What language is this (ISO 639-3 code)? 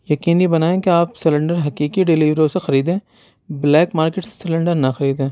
urd